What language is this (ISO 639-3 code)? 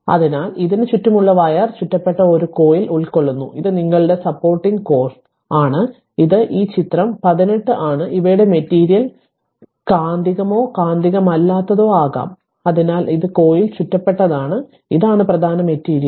mal